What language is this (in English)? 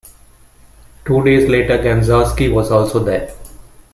English